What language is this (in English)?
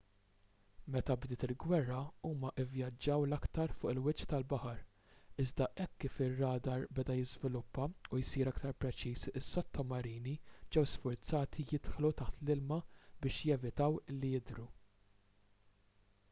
Maltese